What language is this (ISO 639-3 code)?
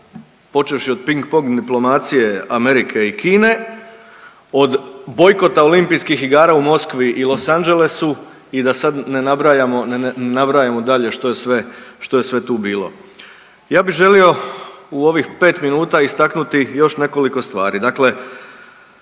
hrv